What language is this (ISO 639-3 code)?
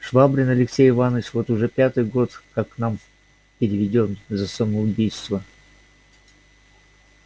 rus